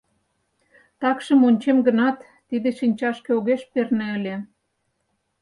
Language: Mari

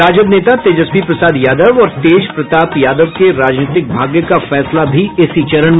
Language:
Hindi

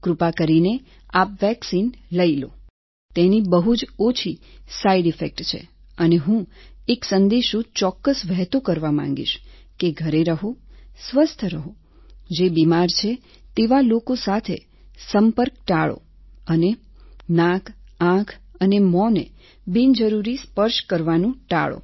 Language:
Gujarati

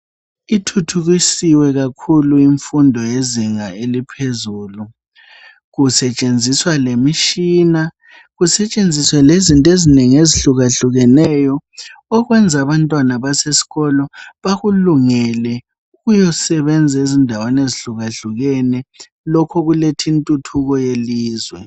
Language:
North Ndebele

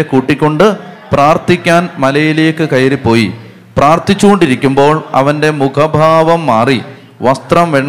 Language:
Malayalam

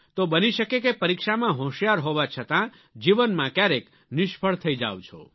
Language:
Gujarati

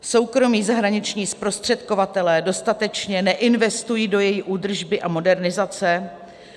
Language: Czech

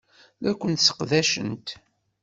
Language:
Kabyle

